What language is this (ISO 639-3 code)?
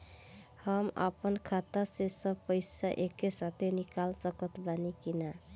bho